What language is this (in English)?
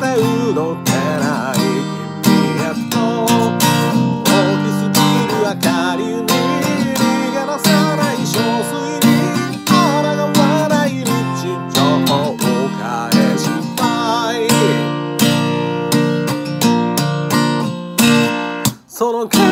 Spanish